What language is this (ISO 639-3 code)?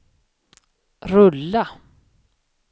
swe